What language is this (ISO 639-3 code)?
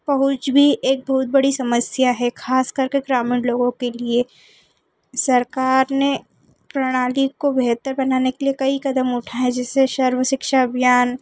hin